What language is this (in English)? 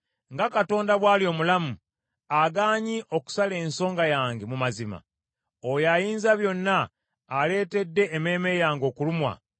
Ganda